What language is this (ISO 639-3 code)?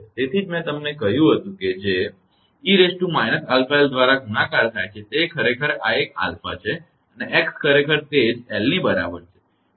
guj